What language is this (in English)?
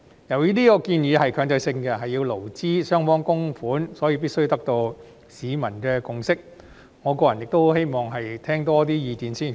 Cantonese